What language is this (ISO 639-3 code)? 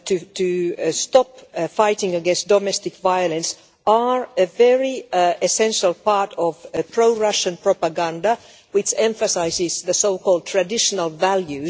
eng